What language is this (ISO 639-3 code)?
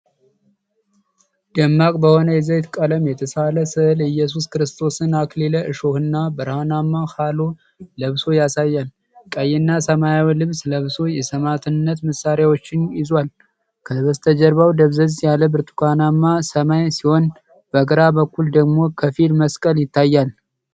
amh